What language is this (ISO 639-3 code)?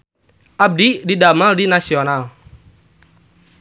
sun